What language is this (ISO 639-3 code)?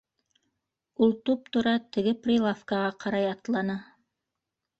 bak